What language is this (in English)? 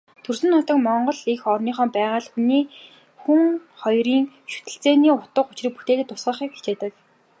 Mongolian